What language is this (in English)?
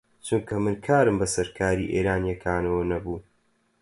Central Kurdish